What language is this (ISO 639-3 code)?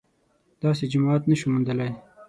pus